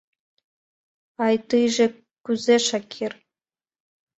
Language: Mari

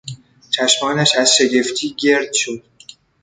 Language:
Persian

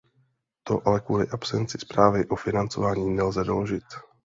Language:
Czech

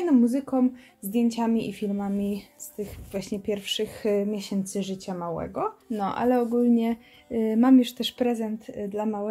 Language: Polish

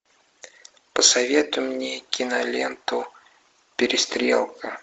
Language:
Russian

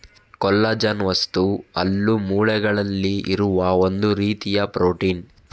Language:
Kannada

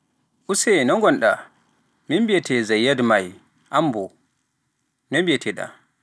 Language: Pular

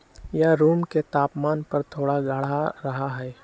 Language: Magahi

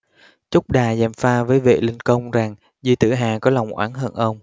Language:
Vietnamese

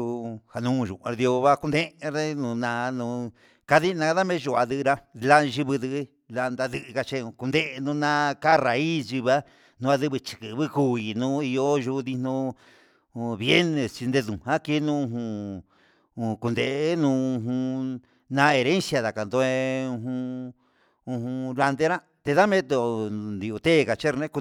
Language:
Huitepec Mixtec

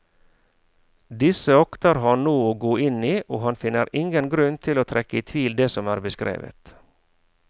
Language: Norwegian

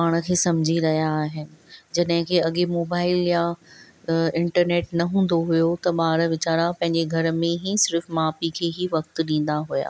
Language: Sindhi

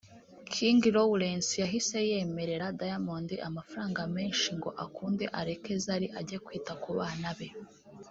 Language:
Kinyarwanda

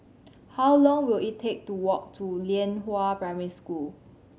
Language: English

